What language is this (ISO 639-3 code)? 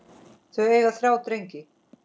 isl